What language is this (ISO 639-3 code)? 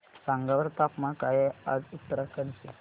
mar